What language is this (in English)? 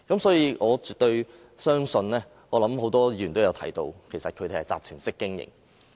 Cantonese